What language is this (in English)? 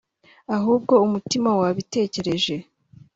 Kinyarwanda